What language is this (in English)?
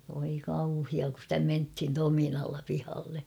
Finnish